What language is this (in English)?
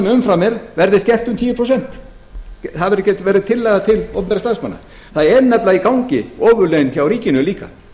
Icelandic